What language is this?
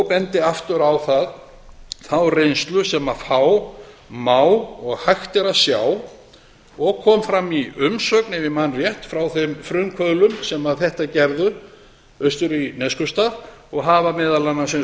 Icelandic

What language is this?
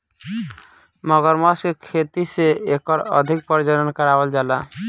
Bhojpuri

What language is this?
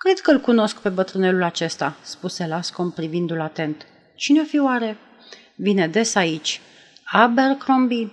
Romanian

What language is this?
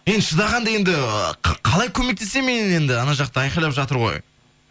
Kazakh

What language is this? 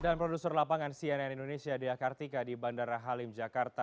Indonesian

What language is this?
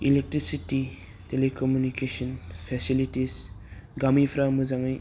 Bodo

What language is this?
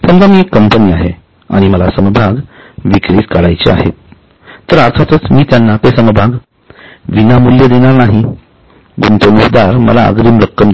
Marathi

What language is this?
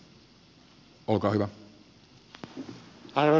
Finnish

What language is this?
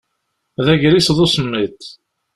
Kabyle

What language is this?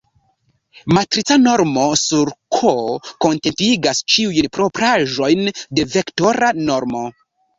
Esperanto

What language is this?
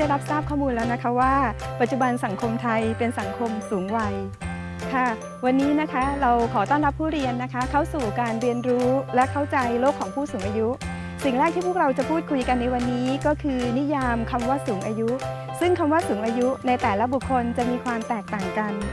Thai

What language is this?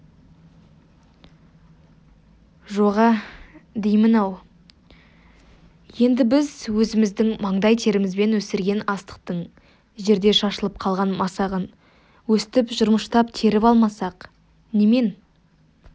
Kazakh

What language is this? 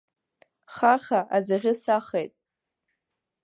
Abkhazian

